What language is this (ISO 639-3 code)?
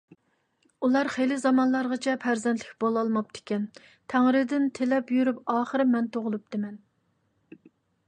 uig